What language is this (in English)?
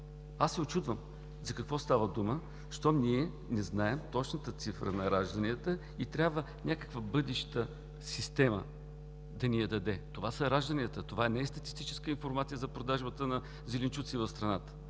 Bulgarian